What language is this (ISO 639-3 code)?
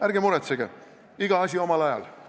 est